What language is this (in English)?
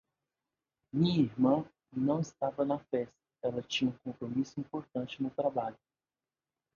Portuguese